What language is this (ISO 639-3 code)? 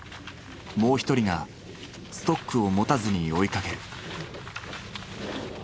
jpn